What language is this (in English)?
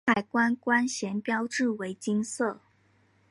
Chinese